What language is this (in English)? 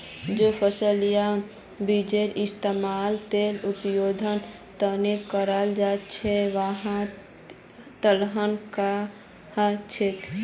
Magahi